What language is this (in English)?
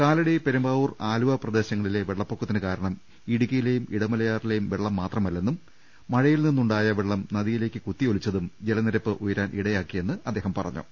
Malayalam